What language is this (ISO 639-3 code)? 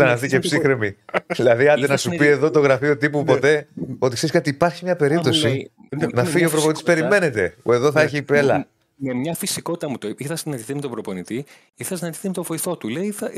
ell